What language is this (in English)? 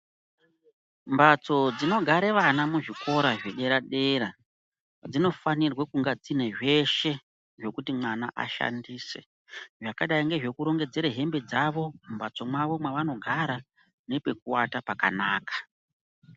Ndau